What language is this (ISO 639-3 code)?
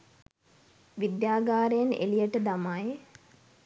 sin